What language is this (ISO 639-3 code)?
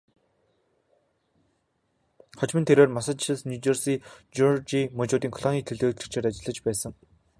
mon